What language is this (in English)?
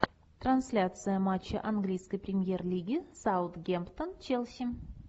Russian